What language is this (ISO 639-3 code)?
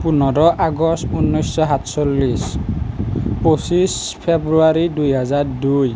asm